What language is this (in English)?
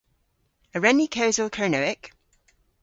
Cornish